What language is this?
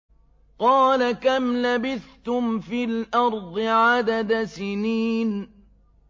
Arabic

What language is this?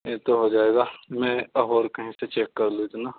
Urdu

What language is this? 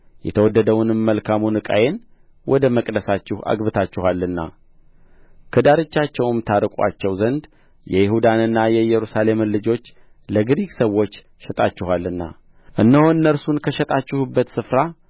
Amharic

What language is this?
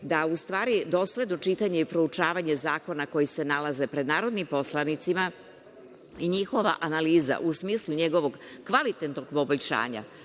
Serbian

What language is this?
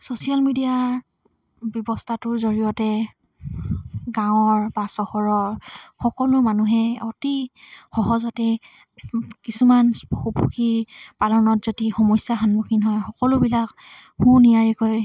Assamese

